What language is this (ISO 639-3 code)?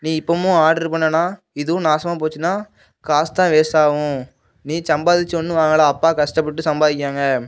tam